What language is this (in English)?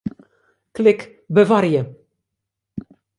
Western Frisian